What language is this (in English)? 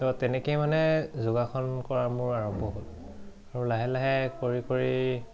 Assamese